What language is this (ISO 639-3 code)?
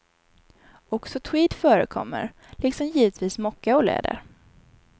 swe